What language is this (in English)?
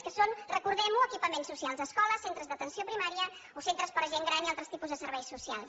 Catalan